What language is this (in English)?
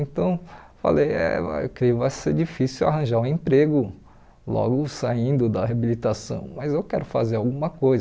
Portuguese